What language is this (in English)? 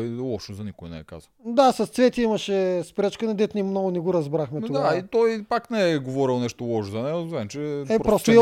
Bulgarian